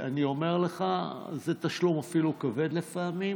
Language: Hebrew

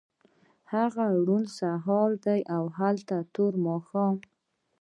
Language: Pashto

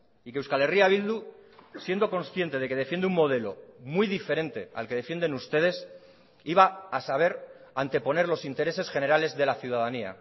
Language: Spanish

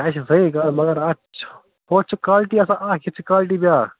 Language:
Kashmiri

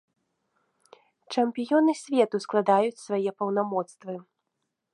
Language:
Belarusian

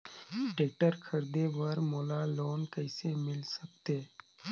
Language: Chhattisgarhi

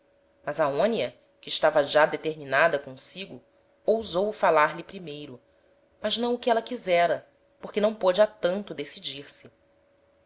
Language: Portuguese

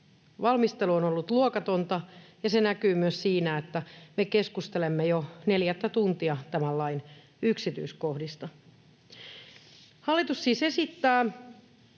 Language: Finnish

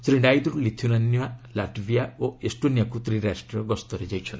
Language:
Odia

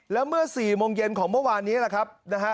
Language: Thai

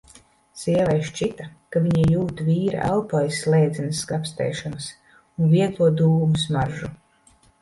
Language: Latvian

